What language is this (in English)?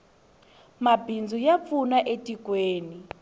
Tsonga